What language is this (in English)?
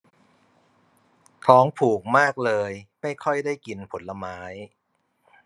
Thai